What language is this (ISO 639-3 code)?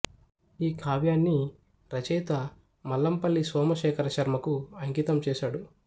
tel